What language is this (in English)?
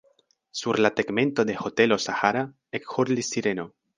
Esperanto